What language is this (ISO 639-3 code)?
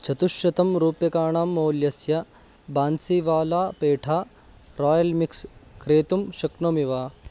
san